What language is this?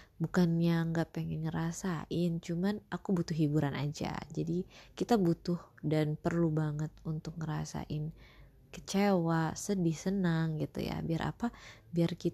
Indonesian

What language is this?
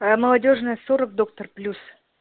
Russian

